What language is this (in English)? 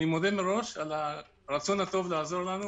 Hebrew